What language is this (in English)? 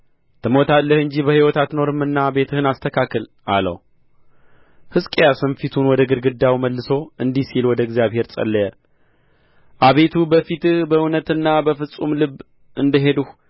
Amharic